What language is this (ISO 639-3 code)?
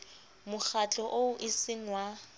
sot